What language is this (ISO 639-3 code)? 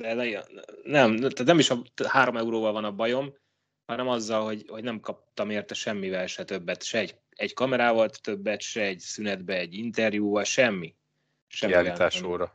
hun